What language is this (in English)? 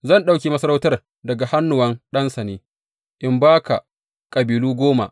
Hausa